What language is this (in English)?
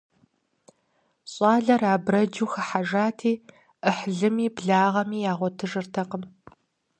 Kabardian